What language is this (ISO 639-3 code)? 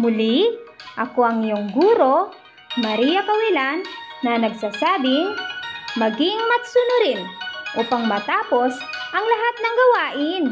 fil